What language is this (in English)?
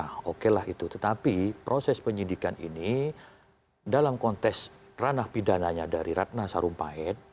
Indonesian